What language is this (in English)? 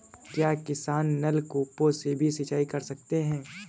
Hindi